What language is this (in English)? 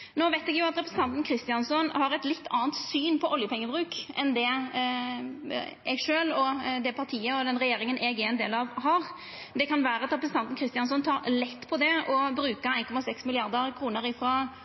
Norwegian Nynorsk